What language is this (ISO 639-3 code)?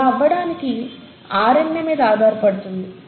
tel